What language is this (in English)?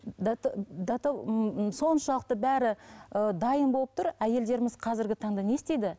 Kazakh